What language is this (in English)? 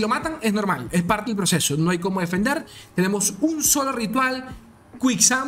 Spanish